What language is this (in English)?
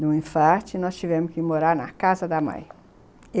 Portuguese